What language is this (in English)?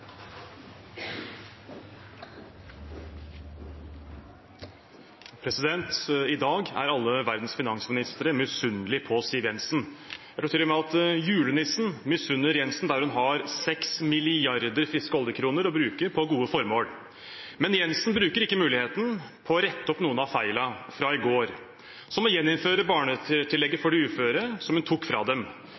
Norwegian Bokmål